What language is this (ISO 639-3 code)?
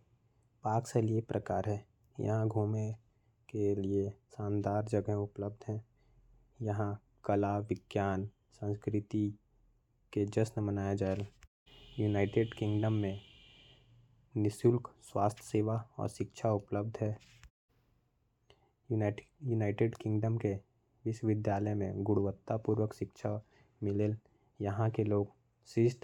kfp